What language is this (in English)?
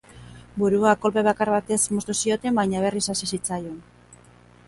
Basque